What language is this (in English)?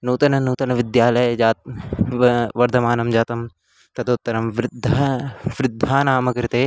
Sanskrit